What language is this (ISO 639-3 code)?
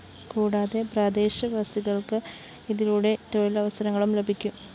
mal